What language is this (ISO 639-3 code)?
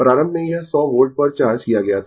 hin